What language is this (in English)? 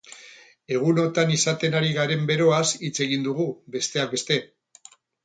Basque